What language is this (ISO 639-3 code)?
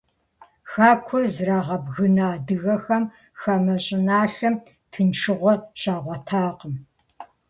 kbd